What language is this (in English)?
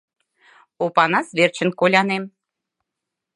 Mari